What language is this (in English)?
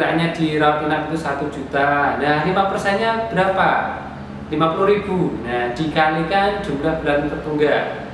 Indonesian